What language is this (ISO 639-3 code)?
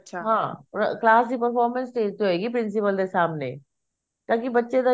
pan